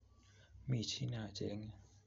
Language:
Kalenjin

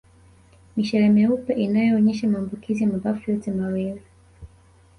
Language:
Swahili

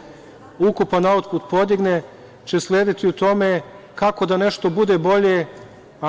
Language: Serbian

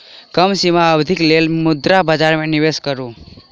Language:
Maithili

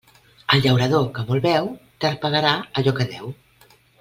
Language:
Catalan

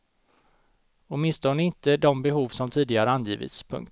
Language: Swedish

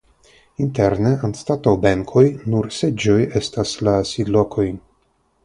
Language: Esperanto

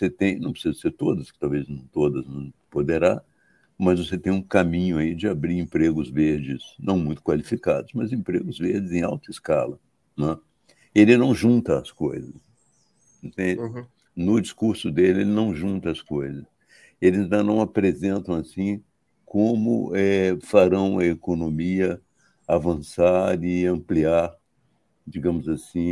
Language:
Portuguese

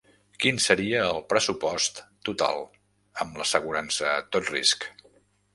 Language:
Catalan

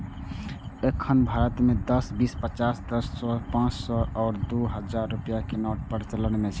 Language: Maithili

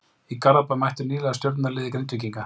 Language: Icelandic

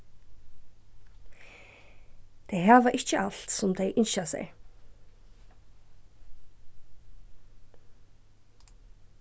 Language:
Faroese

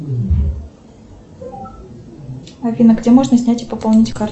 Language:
Russian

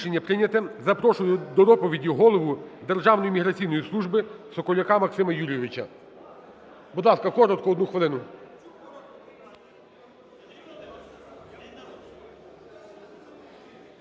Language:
Ukrainian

